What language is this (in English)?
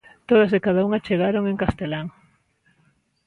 Galician